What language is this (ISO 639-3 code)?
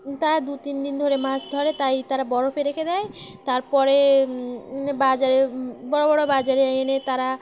ben